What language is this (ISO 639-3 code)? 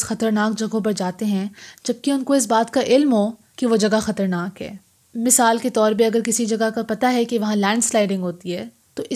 urd